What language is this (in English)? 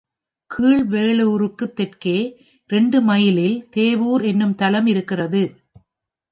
Tamil